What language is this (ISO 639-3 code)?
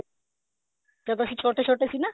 pan